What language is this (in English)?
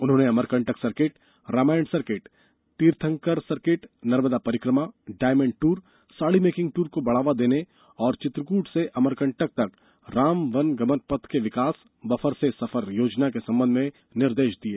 Hindi